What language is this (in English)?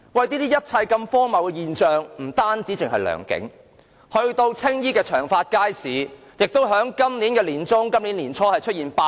Cantonese